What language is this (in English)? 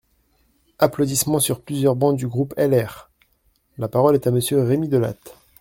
French